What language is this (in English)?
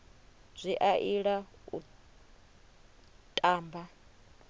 Venda